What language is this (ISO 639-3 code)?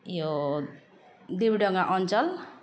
nep